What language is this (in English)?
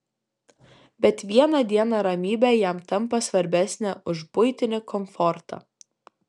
Lithuanian